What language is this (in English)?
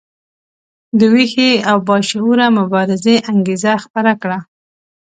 Pashto